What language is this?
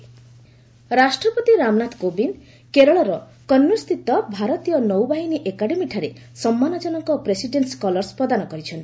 Odia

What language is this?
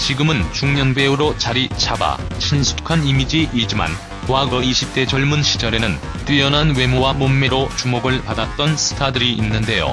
Korean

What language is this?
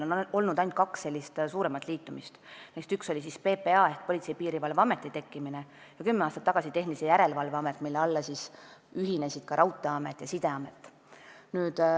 Estonian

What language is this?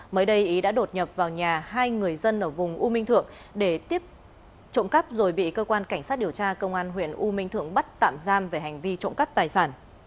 Vietnamese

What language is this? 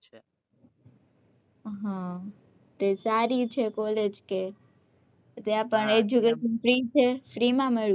Gujarati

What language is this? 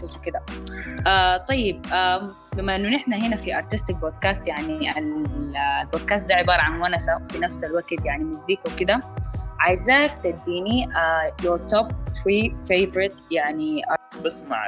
Arabic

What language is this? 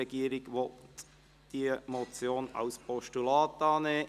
Swiss German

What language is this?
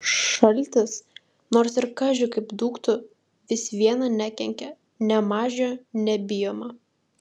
Lithuanian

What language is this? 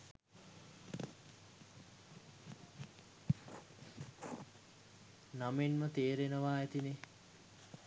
Sinhala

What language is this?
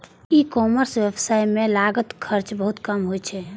Maithili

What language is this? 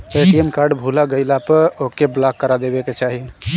Bhojpuri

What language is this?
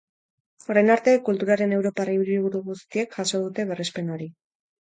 Basque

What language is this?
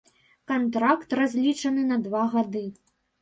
Belarusian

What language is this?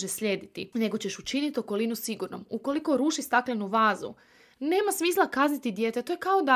Croatian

